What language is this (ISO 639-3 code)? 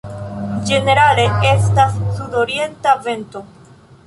epo